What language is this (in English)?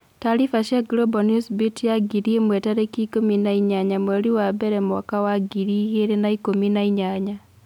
Kikuyu